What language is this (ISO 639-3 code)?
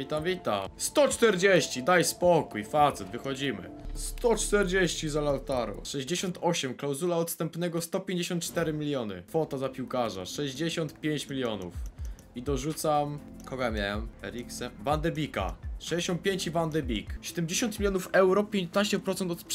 pol